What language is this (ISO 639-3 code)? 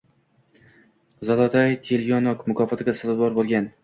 uzb